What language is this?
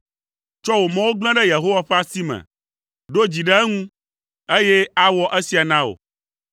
Ewe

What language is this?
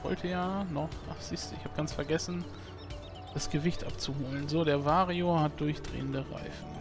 German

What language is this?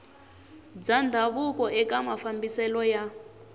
Tsonga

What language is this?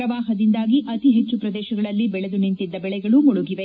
Kannada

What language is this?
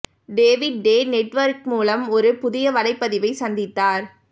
Tamil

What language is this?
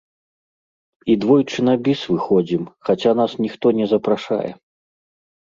Belarusian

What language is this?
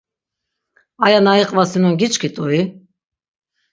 Laz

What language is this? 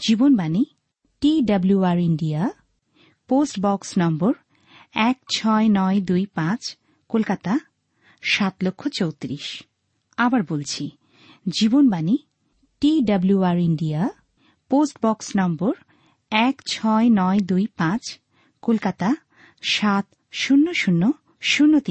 Bangla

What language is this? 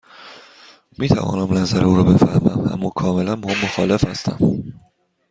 Persian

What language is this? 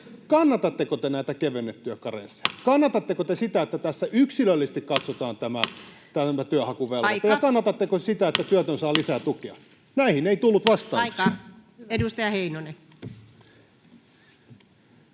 Finnish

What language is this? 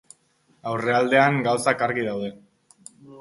Basque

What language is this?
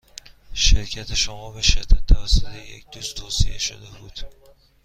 Persian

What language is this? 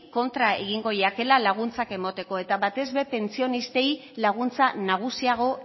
Basque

